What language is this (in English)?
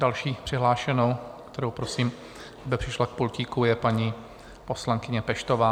Czech